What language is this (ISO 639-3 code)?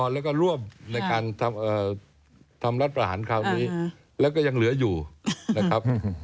tha